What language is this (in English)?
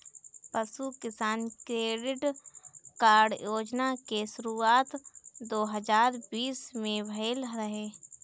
Bhojpuri